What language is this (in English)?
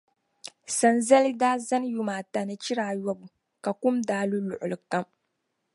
Dagbani